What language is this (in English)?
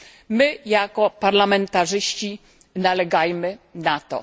Polish